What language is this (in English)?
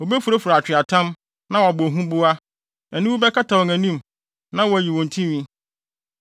Akan